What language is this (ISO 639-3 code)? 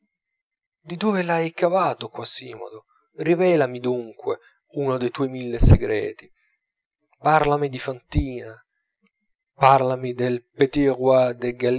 ita